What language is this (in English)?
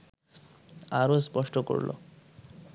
Bangla